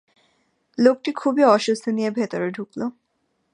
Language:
Bangla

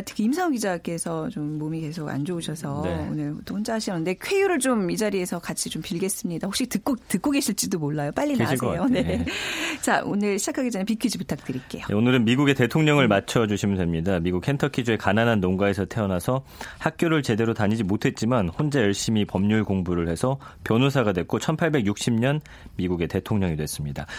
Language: Korean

